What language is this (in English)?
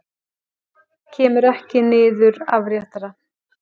Icelandic